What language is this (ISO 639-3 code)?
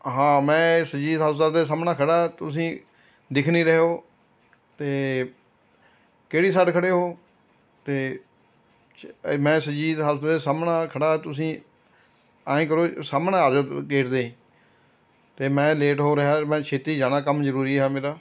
pan